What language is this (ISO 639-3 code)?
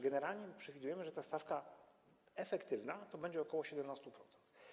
pol